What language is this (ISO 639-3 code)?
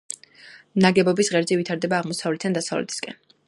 kat